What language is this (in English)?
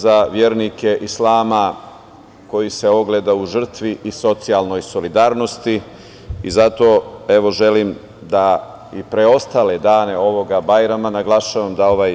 Serbian